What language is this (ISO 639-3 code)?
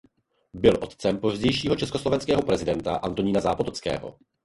ces